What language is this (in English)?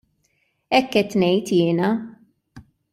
Maltese